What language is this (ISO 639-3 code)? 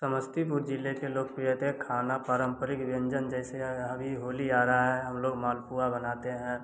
hin